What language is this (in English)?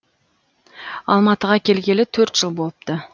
Kazakh